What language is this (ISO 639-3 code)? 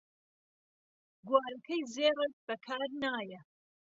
ckb